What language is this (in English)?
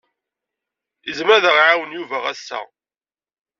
Kabyle